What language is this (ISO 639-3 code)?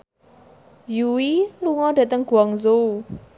jav